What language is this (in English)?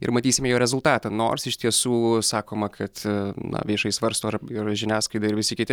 Lithuanian